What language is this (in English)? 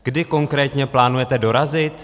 Czech